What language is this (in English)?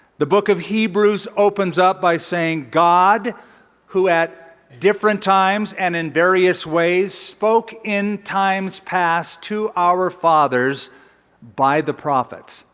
English